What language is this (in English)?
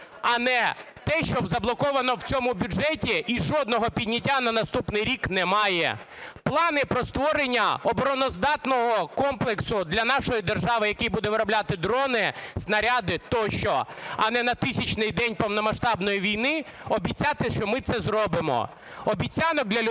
Ukrainian